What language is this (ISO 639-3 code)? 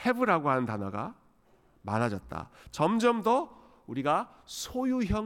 kor